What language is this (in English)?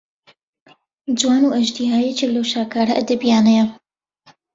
Central Kurdish